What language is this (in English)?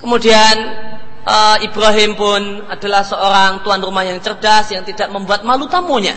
Indonesian